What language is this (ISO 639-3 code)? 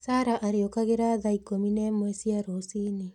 kik